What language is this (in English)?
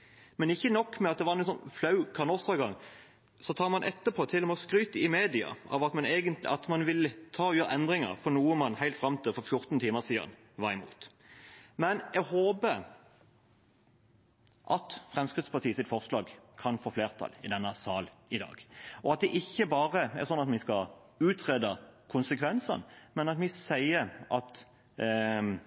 Norwegian Bokmål